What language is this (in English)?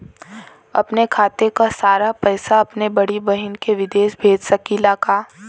Bhojpuri